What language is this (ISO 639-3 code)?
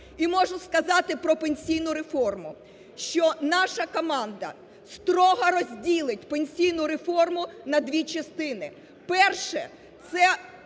ukr